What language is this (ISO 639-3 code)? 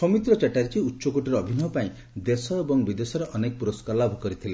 ori